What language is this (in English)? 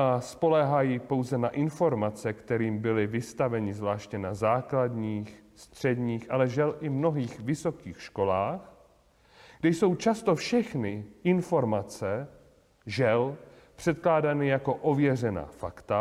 Czech